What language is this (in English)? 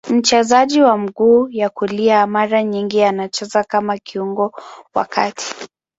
Swahili